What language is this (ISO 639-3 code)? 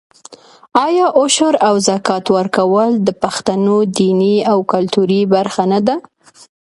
pus